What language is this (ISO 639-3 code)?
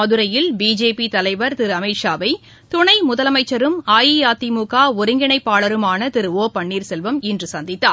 tam